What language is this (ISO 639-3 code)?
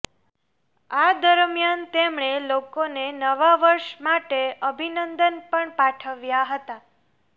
guj